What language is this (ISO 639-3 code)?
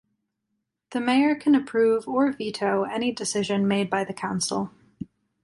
eng